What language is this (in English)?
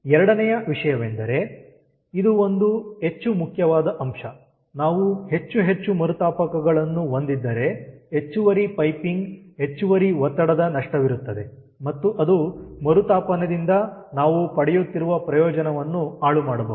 Kannada